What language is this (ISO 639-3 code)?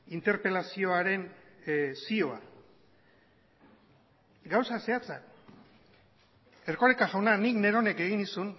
eus